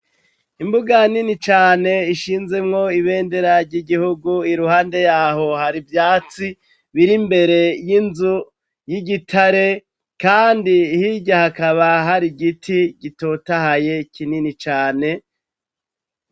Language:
Rundi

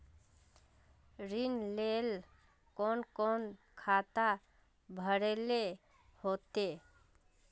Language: Magahi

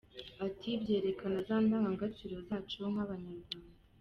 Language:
Kinyarwanda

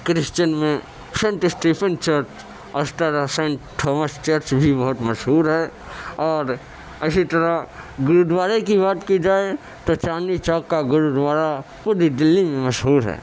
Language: Urdu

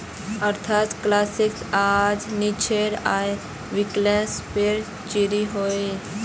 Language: Magahi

